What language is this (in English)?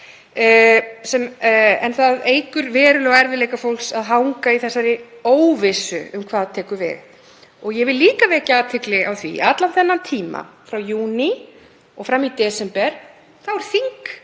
Icelandic